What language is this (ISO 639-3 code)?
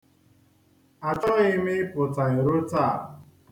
ibo